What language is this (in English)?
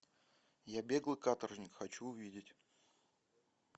Russian